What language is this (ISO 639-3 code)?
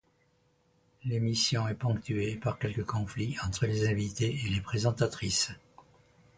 fra